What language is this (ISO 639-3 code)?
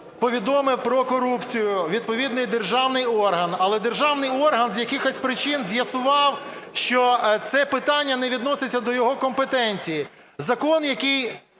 ukr